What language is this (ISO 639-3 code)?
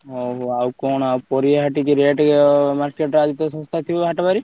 ori